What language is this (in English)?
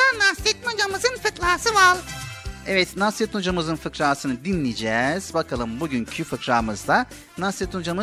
Turkish